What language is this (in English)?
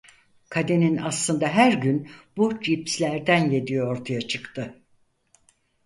Turkish